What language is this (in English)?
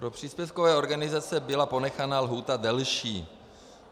Czech